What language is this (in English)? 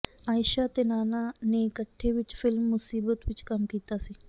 Punjabi